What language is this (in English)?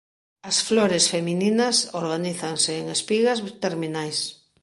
Galician